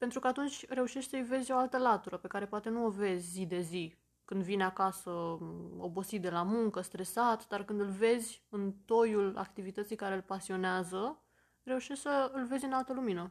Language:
Romanian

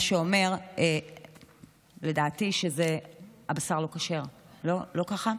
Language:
Hebrew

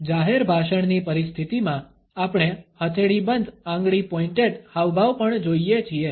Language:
Gujarati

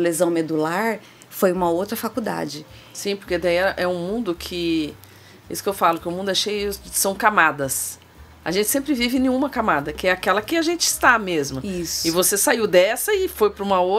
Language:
Portuguese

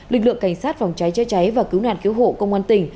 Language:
Vietnamese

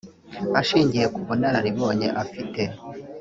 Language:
Kinyarwanda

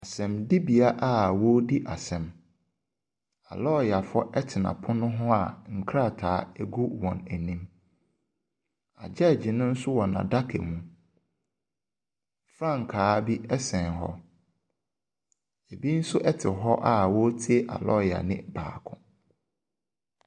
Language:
Akan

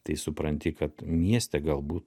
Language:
Lithuanian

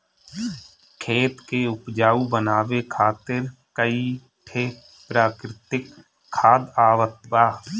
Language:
Bhojpuri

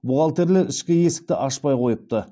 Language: Kazakh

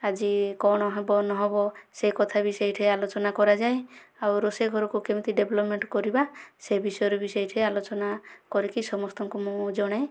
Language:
Odia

